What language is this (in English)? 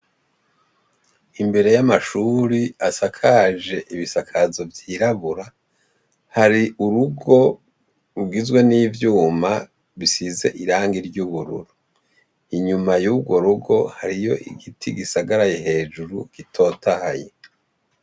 Rundi